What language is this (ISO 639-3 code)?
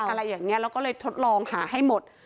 tha